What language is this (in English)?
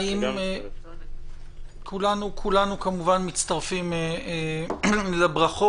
Hebrew